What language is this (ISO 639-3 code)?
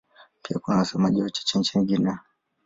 swa